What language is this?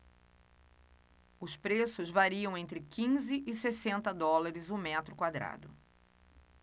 Portuguese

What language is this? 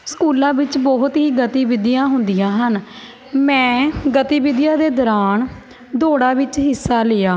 Punjabi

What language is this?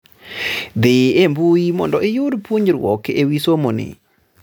Luo (Kenya and Tanzania)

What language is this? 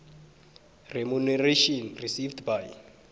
South Ndebele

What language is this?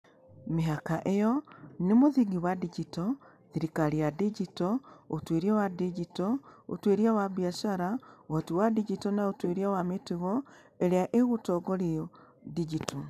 Kikuyu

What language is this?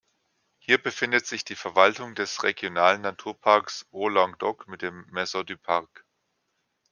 German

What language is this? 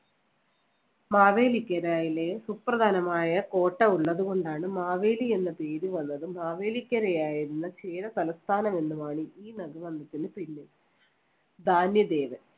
Malayalam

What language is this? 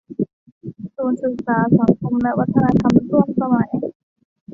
Thai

